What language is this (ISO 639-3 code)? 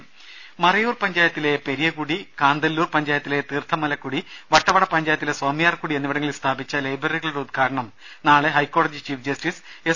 mal